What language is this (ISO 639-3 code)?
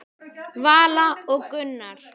isl